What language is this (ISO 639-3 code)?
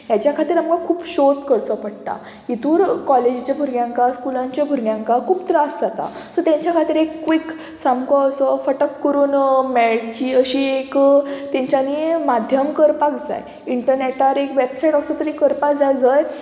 kok